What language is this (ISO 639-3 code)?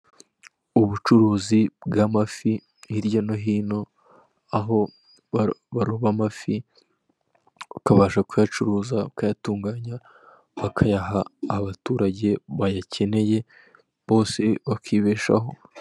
kin